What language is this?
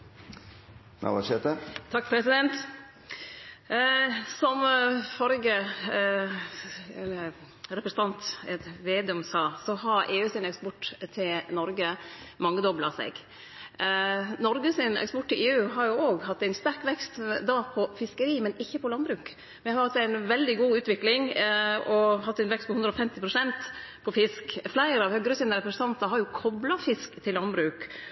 Norwegian Nynorsk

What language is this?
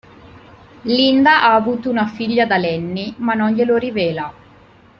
Italian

